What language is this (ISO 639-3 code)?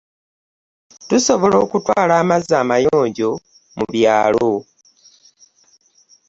lug